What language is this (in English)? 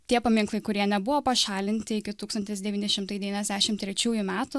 Lithuanian